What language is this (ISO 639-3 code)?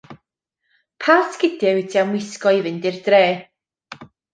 cym